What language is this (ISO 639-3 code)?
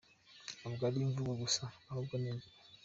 kin